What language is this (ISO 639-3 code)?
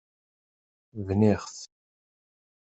kab